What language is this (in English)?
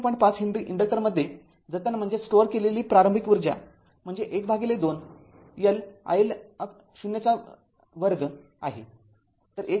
Marathi